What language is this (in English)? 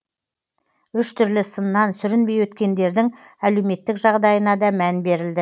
Kazakh